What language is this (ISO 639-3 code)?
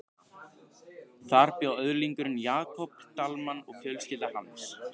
isl